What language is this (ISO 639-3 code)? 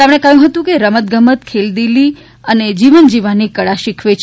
guj